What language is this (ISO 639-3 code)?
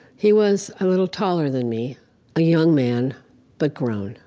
eng